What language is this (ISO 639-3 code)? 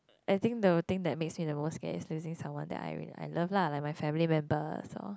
eng